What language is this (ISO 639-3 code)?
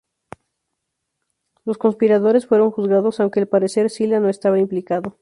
spa